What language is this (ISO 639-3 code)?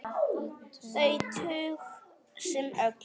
isl